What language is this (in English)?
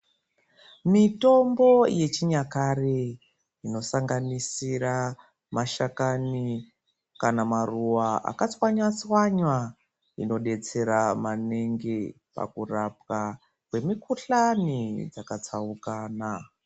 Ndau